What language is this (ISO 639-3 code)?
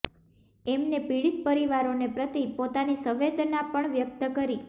guj